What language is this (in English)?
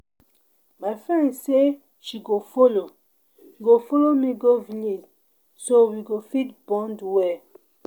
Nigerian Pidgin